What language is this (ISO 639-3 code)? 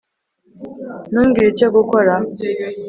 kin